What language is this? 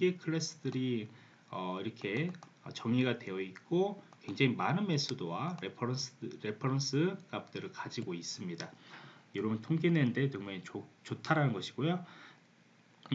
Korean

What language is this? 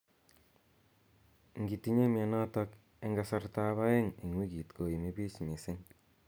Kalenjin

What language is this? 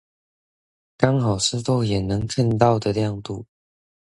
Chinese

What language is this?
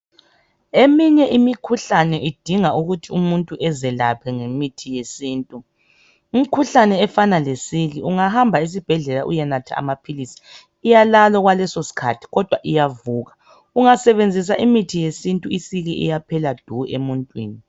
North Ndebele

